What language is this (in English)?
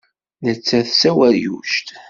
Kabyle